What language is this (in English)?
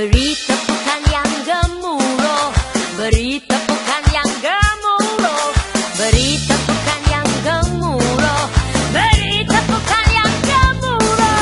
Indonesian